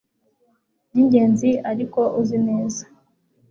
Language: Kinyarwanda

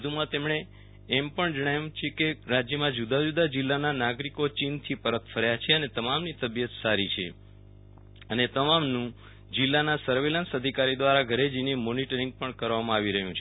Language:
Gujarati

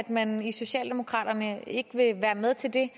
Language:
Danish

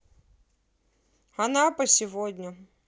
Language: Russian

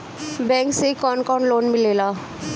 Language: Bhojpuri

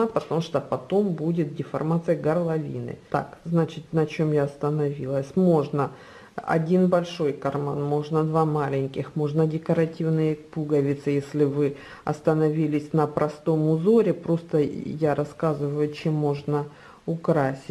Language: Russian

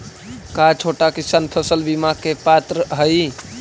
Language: Magahi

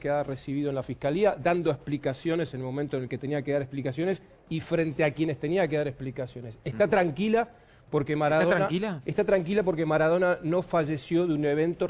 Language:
Spanish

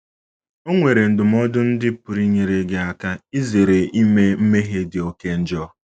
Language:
Igbo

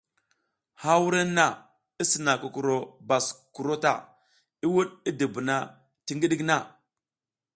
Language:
South Giziga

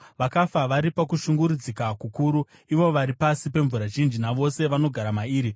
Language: Shona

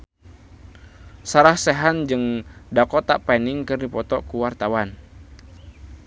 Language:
Sundanese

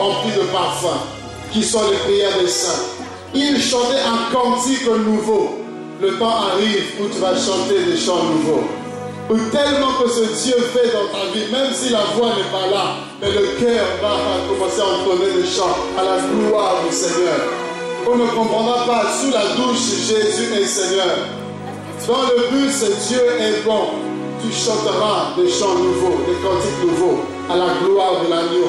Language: French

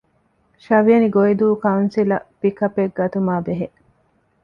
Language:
Divehi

